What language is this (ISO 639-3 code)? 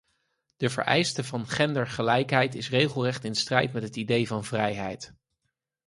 nld